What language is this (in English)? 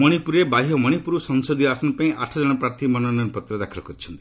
Odia